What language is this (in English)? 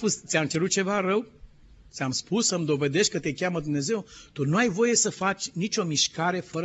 Romanian